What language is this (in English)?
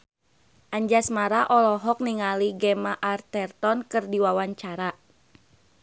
Sundanese